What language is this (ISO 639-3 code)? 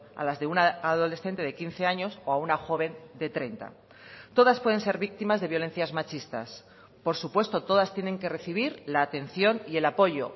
spa